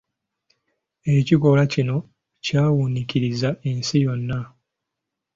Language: Ganda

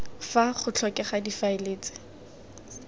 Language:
Tswana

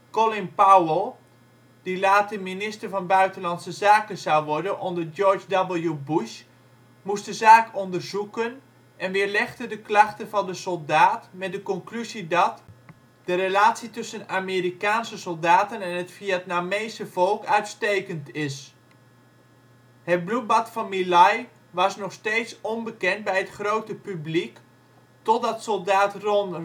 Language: Dutch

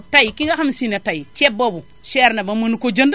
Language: Wolof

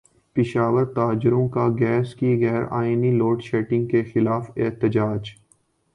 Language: Urdu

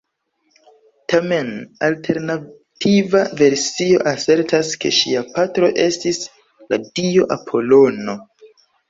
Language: Esperanto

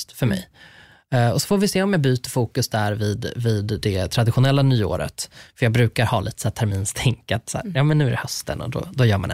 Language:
Swedish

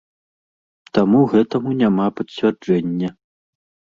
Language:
Belarusian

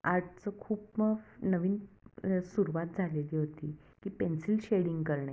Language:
Marathi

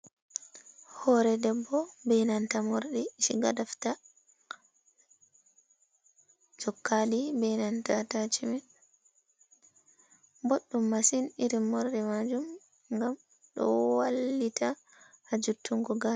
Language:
Fula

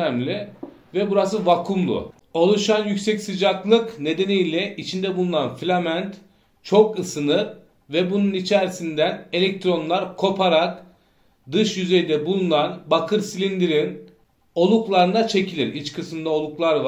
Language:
Turkish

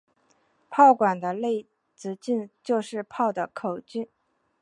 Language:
Chinese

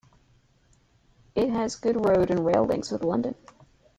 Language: English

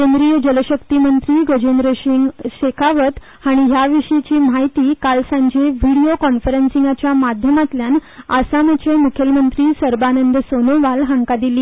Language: Konkani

